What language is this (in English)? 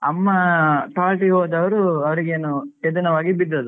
Kannada